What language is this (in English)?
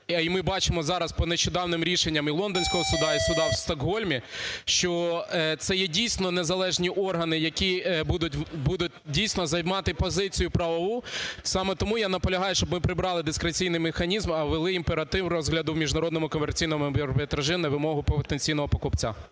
Ukrainian